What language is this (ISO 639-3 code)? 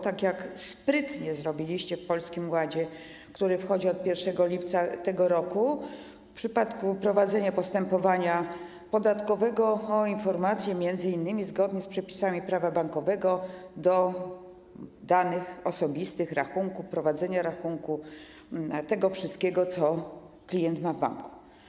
pol